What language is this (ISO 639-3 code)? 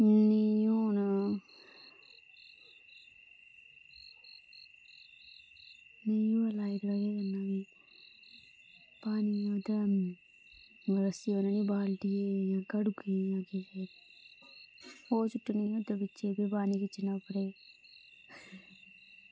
doi